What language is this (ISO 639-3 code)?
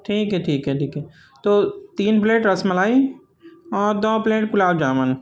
urd